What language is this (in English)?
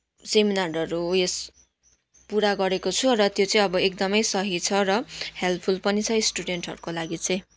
Nepali